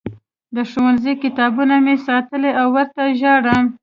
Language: Pashto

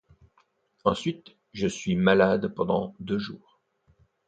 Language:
French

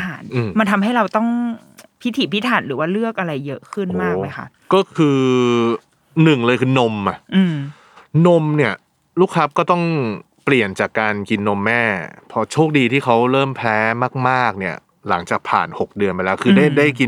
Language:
Thai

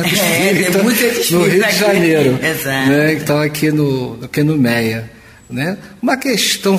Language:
Portuguese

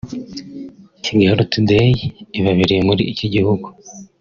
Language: Kinyarwanda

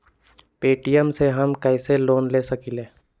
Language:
Magahi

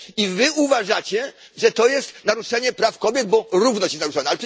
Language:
Polish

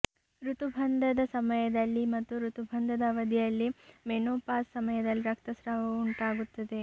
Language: Kannada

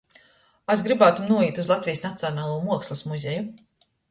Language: Latgalian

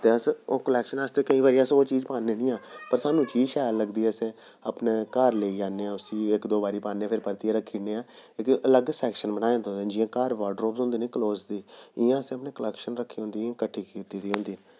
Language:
Dogri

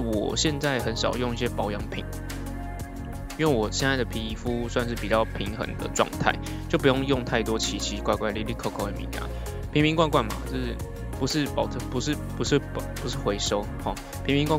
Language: Chinese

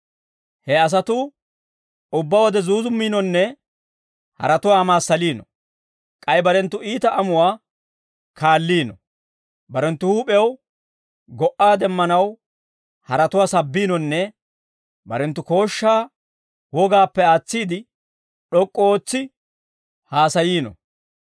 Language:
Dawro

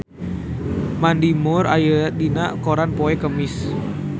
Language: Sundanese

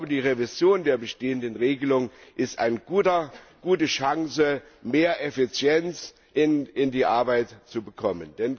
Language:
German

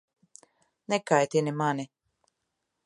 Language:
Latvian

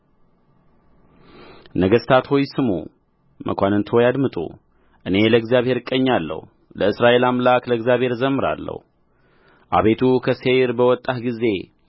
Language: Amharic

